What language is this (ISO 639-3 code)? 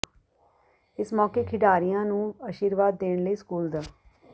pan